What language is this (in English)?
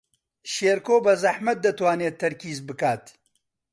Central Kurdish